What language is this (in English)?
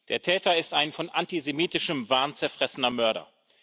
German